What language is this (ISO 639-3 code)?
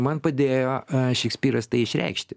lit